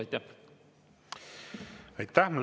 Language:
Estonian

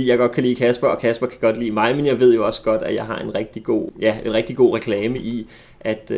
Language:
Danish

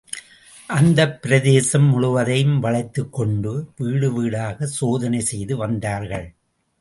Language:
Tamil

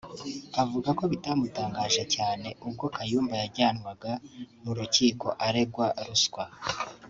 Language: Kinyarwanda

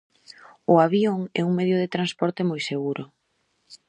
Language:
Galician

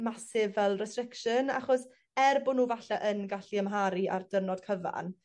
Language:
Welsh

